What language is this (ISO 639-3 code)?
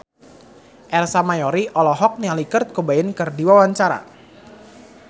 sun